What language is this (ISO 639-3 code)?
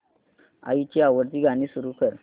mar